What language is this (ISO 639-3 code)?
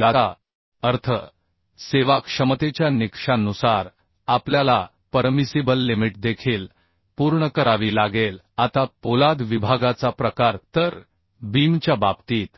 mar